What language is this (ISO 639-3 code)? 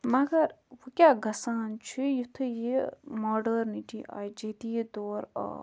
kas